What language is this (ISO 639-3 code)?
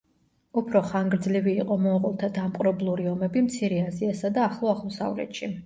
kat